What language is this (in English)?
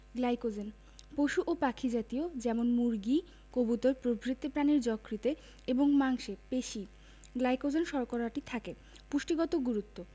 Bangla